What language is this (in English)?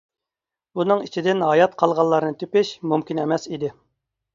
Uyghur